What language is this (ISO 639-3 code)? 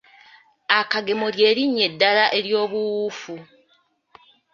lug